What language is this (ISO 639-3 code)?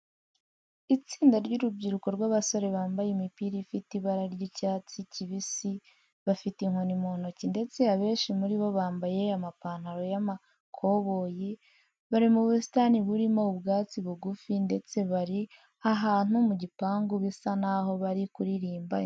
kin